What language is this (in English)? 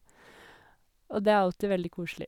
Norwegian